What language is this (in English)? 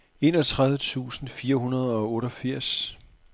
Danish